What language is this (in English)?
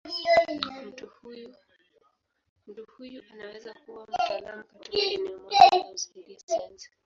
Swahili